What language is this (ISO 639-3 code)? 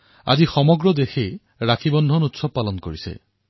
asm